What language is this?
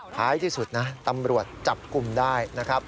Thai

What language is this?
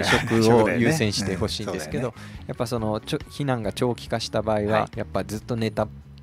Japanese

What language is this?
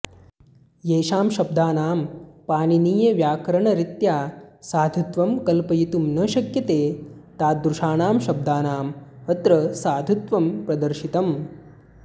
Sanskrit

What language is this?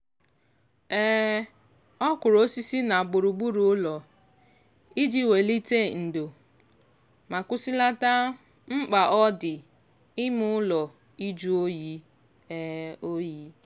Igbo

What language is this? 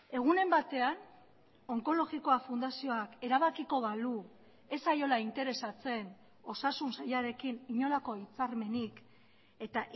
Basque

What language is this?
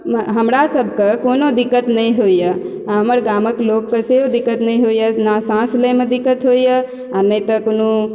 Maithili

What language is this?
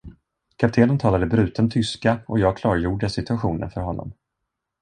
Swedish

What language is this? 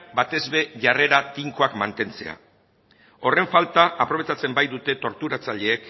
Basque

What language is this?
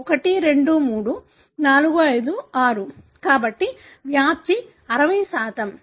Telugu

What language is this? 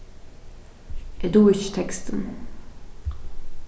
Faroese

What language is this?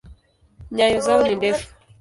Swahili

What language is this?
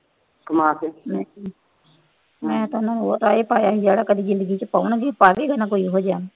Punjabi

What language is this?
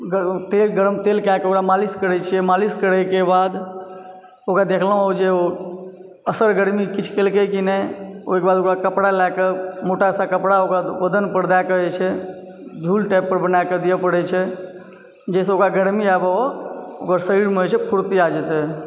Maithili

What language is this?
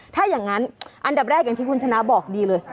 Thai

